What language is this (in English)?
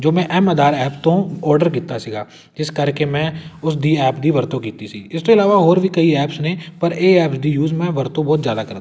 Punjabi